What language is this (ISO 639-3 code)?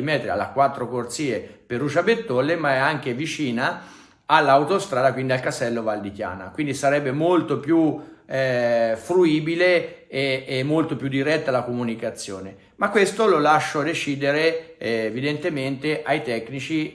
ita